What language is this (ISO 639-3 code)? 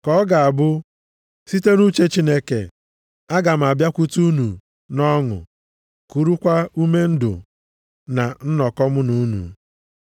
ibo